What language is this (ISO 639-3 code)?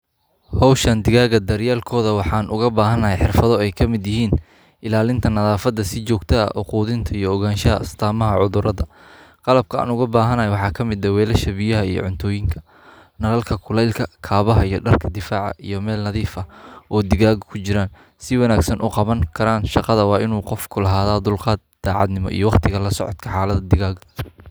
som